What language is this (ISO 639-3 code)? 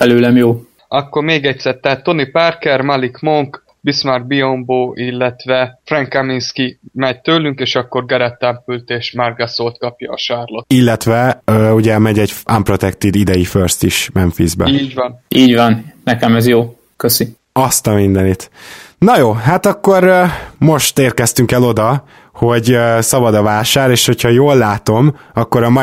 hun